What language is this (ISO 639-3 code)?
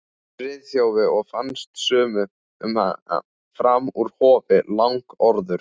isl